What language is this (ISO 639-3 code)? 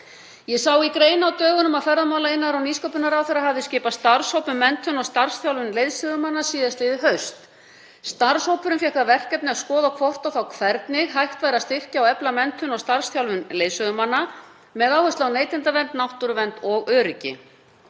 isl